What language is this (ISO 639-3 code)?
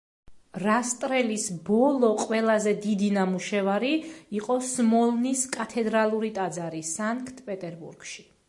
kat